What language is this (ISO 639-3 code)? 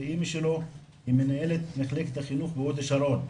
heb